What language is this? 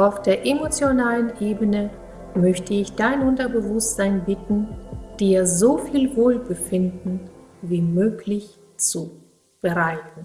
German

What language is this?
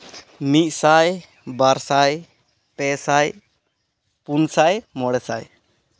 Santali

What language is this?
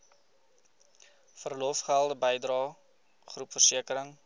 Afrikaans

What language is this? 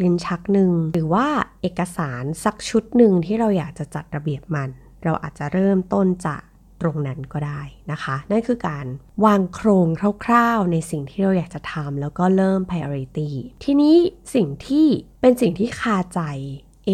Thai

